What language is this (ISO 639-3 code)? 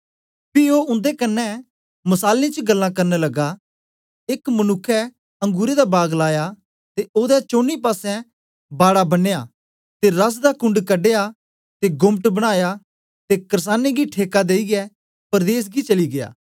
doi